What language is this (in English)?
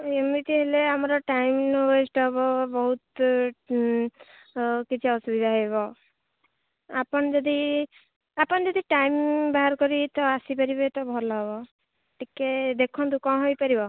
Odia